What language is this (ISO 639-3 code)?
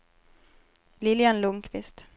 swe